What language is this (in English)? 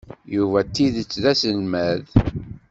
Kabyle